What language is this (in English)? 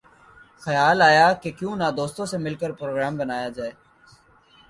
Urdu